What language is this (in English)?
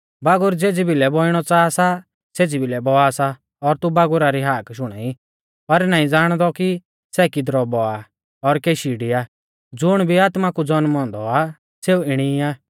Mahasu Pahari